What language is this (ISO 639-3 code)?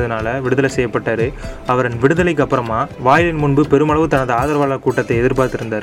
tam